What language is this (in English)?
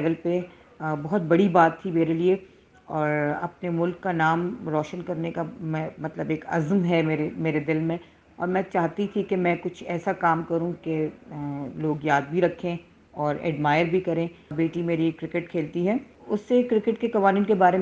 Urdu